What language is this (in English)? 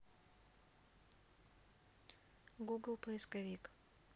Russian